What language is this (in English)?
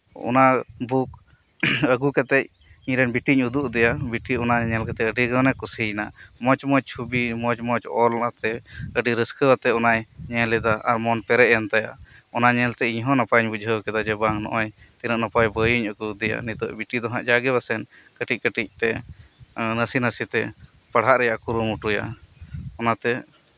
Santali